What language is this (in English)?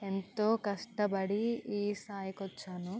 Telugu